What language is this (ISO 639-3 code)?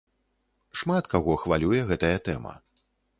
bel